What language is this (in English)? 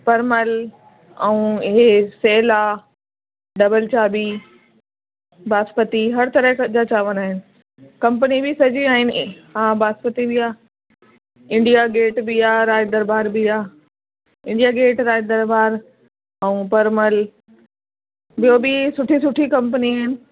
Sindhi